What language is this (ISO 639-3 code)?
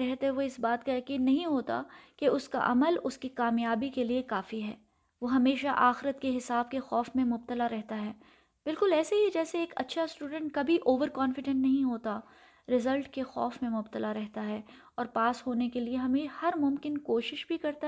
urd